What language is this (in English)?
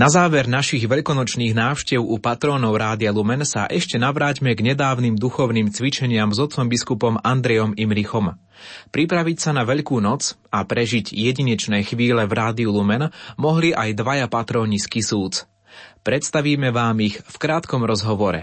Slovak